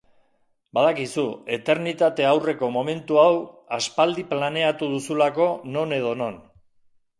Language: Basque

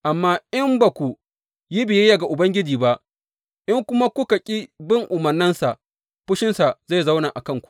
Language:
Hausa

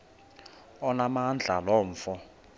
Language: Xhosa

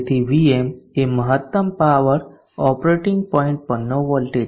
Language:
Gujarati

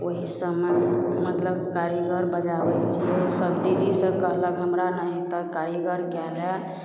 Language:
Maithili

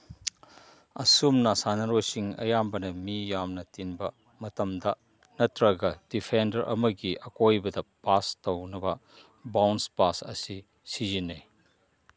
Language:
Manipuri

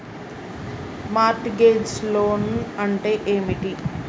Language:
Telugu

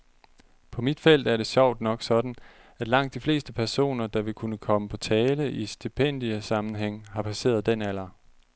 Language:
Danish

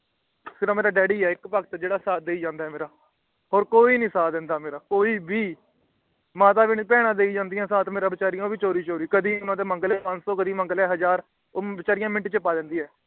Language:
Punjabi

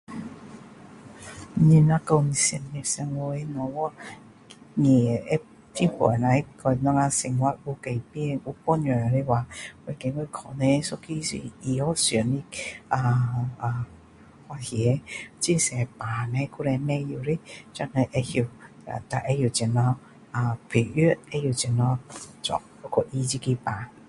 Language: Min Dong Chinese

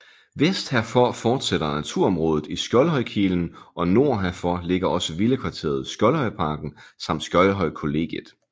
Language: Danish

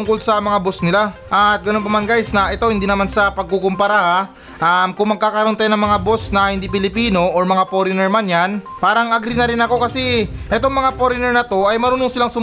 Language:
Filipino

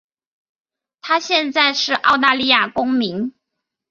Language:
Chinese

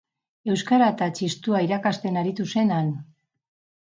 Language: Basque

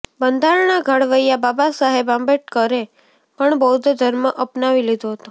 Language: Gujarati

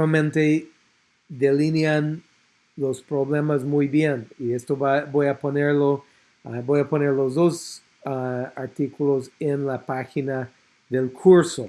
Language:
Spanish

